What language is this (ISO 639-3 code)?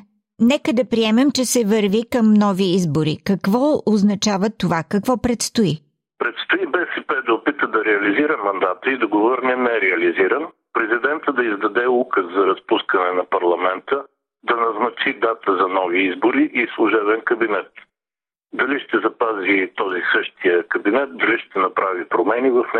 bul